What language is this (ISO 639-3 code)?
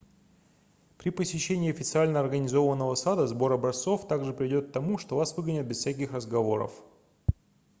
rus